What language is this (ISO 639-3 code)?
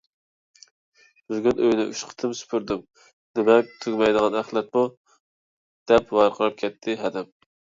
uig